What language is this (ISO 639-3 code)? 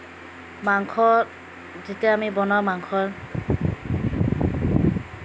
asm